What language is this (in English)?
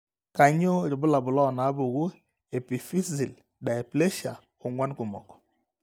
Masai